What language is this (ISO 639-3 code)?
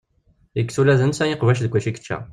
kab